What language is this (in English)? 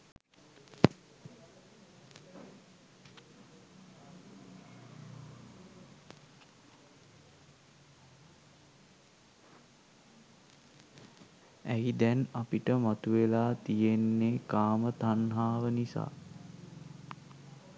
Sinhala